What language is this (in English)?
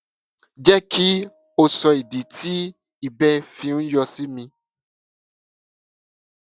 Yoruba